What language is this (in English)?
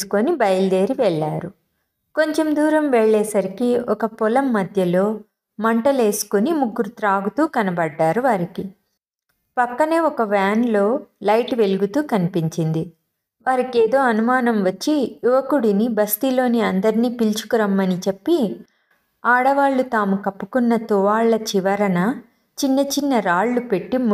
Telugu